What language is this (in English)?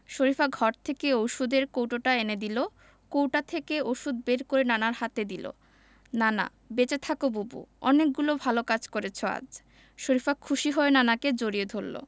Bangla